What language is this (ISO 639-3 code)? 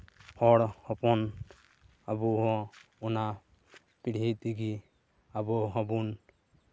sat